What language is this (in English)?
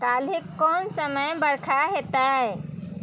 Maithili